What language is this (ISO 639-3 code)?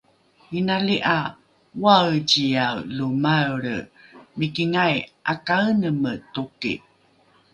dru